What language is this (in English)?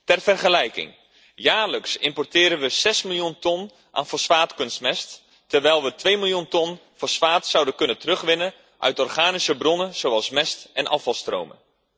Dutch